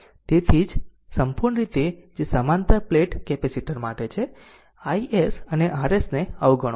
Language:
Gujarati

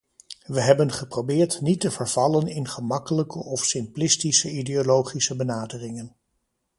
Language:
Dutch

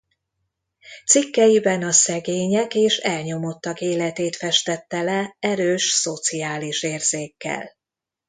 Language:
Hungarian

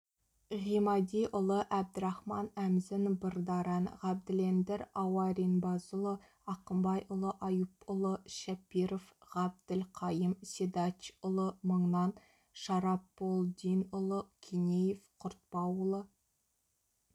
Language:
Kazakh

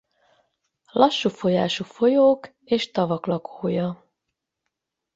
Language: Hungarian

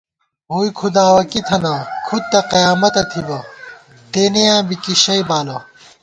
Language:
Gawar-Bati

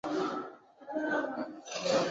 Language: Swahili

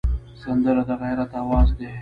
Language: Pashto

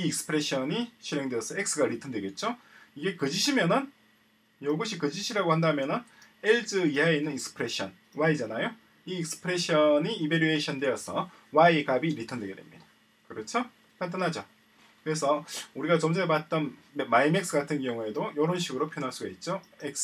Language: Korean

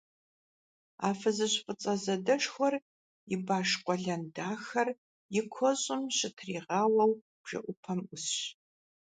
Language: Kabardian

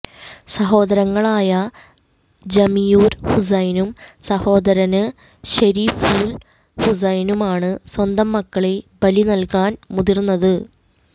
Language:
Malayalam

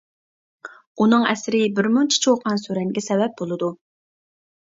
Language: Uyghur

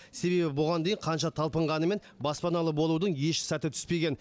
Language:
Kazakh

